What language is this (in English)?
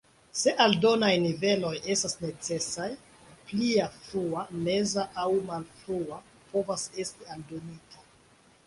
Esperanto